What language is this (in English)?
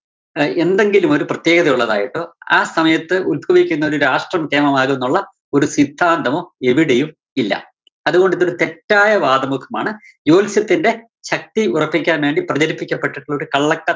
Malayalam